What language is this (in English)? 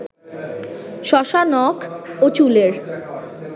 Bangla